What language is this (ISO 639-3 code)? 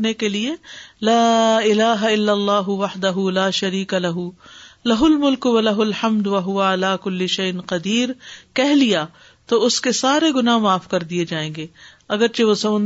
urd